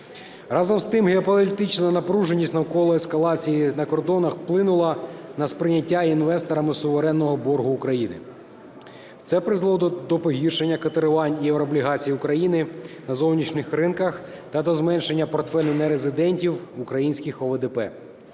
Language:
Ukrainian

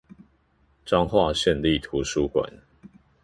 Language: Chinese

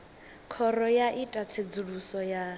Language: Venda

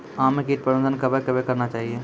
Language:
Maithili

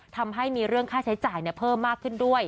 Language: Thai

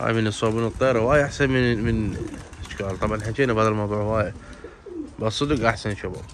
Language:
Arabic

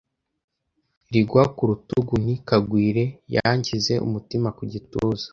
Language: Kinyarwanda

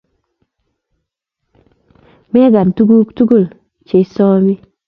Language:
Kalenjin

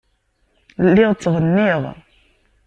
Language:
Kabyle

